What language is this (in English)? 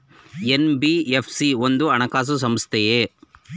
Kannada